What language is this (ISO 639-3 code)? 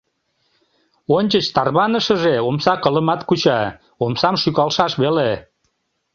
chm